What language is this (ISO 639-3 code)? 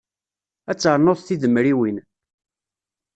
kab